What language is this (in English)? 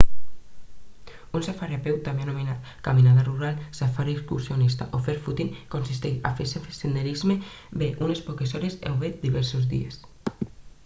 Catalan